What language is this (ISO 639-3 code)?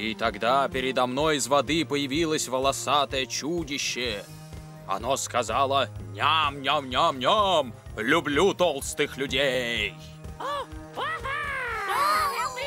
rus